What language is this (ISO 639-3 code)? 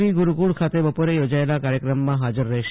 guj